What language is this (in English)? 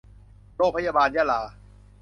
Thai